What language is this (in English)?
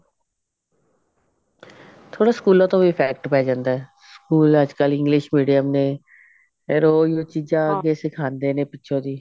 Punjabi